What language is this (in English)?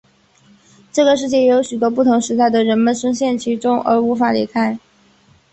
Chinese